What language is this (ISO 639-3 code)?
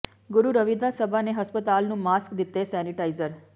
pan